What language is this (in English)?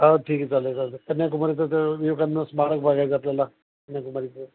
Marathi